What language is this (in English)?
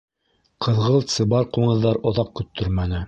Bashkir